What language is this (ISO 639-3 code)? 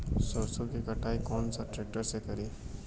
bho